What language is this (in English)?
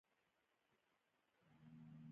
Pashto